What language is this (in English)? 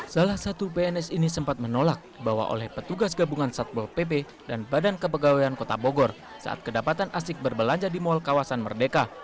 Indonesian